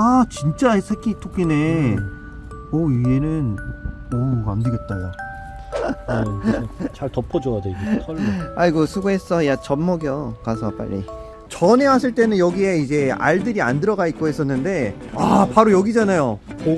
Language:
Korean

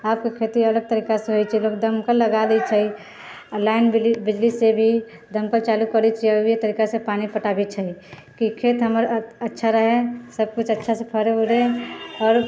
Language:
Maithili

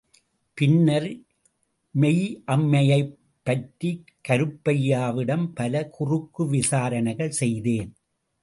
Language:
Tamil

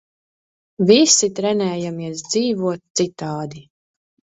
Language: Latvian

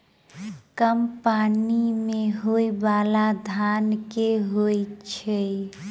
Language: Maithili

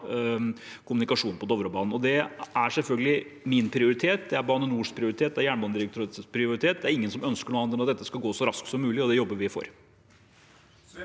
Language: Norwegian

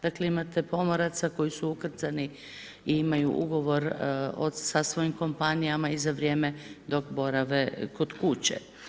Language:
Croatian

